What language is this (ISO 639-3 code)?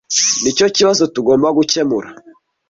kin